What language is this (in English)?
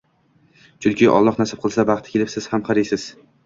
Uzbek